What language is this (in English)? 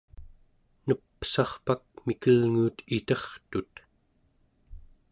Central Yupik